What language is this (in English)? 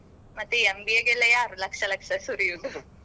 Kannada